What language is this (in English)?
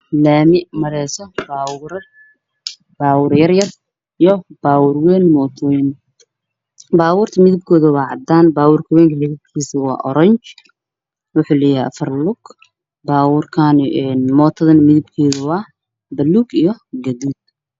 Somali